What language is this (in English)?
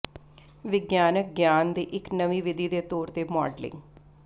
Punjabi